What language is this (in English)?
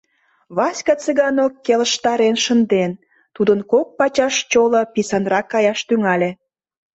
Mari